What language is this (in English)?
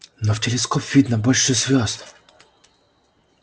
Russian